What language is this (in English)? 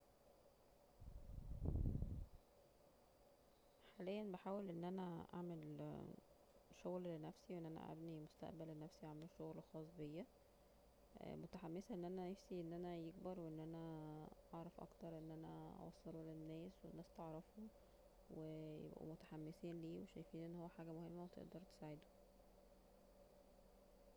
Egyptian Arabic